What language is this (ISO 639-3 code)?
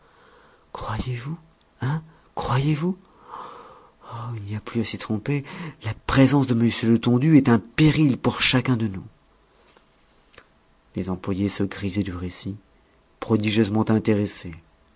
fra